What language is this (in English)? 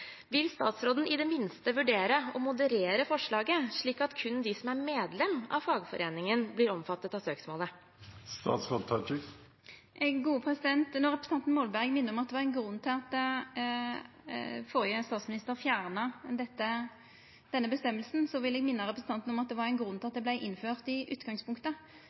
Norwegian